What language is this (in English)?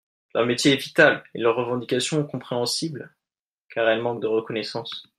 French